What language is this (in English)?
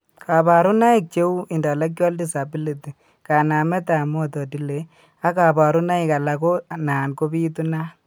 Kalenjin